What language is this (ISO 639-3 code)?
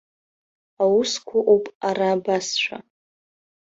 abk